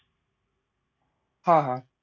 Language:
Marathi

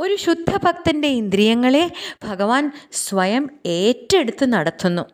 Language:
Malayalam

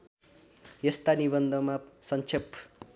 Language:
Nepali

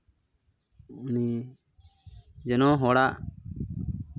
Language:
Santali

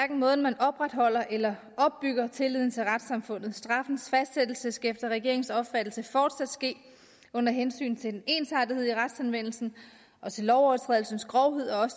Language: Danish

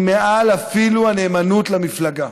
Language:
Hebrew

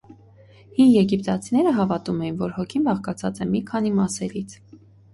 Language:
Armenian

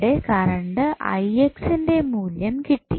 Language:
Malayalam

